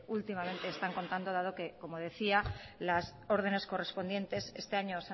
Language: Spanish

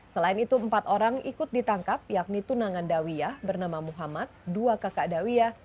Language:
Indonesian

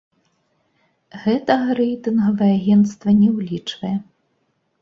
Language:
Belarusian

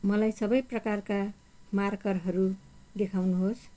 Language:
Nepali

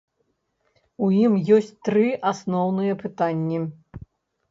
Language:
Belarusian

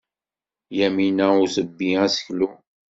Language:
Kabyle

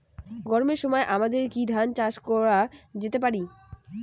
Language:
Bangla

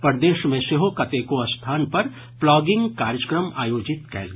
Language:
Maithili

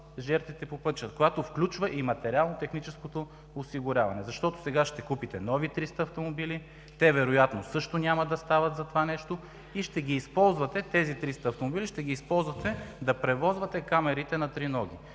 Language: Bulgarian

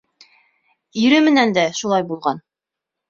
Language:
Bashkir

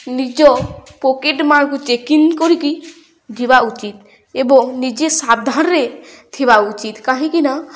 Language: Odia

